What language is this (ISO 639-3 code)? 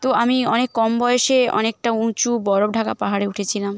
ben